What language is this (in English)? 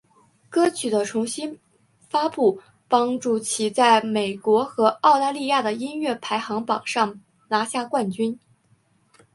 Chinese